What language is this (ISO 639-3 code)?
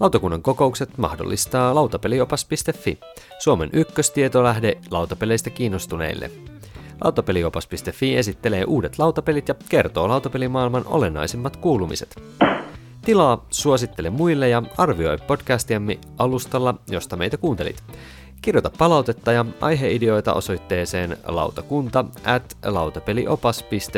fin